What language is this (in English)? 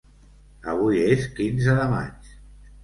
Catalan